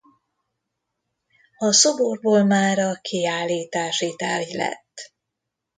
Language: Hungarian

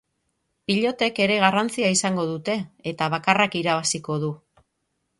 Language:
Basque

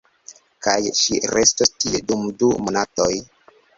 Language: Esperanto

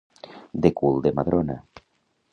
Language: Catalan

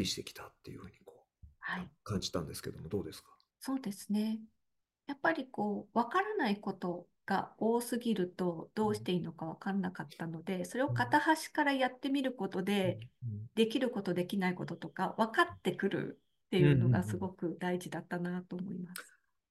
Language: Japanese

